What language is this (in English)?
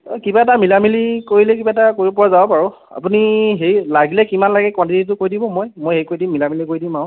Assamese